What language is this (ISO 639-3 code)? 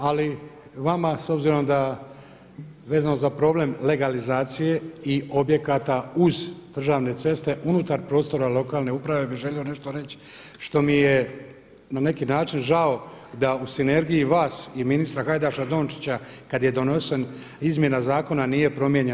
hrv